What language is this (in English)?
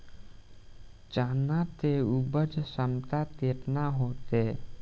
Bhojpuri